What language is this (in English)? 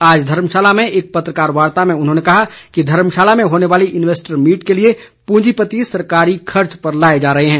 Hindi